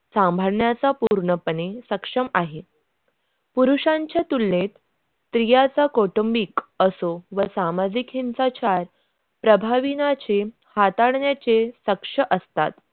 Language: Marathi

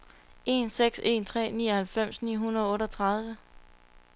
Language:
Danish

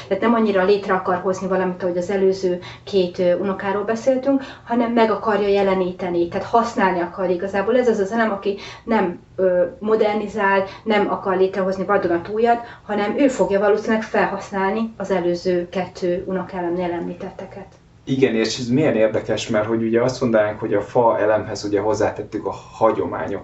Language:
Hungarian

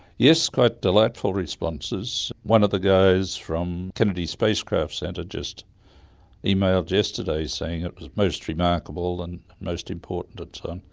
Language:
English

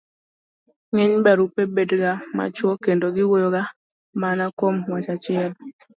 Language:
Luo (Kenya and Tanzania)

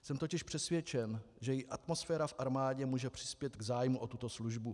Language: Czech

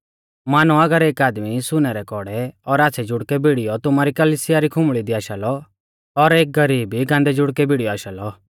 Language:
Mahasu Pahari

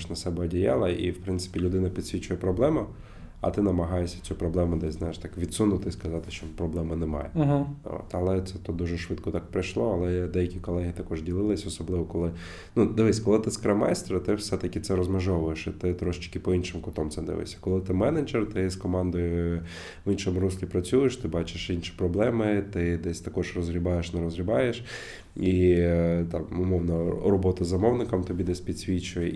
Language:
Ukrainian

